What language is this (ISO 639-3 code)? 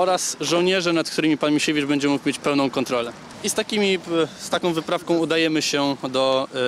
pol